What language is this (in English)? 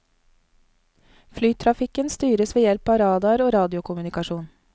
Norwegian